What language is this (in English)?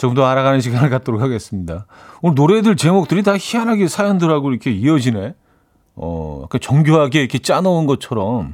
Korean